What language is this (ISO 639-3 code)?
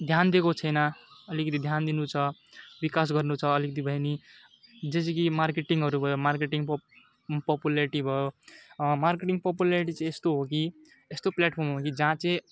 nep